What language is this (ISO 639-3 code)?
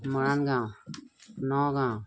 asm